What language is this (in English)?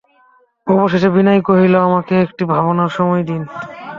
Bangla